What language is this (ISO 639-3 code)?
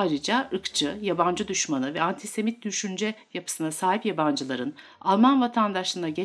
tur